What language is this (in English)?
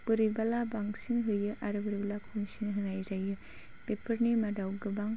Bodo